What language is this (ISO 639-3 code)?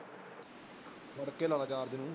pan